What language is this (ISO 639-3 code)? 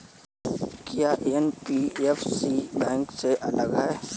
hin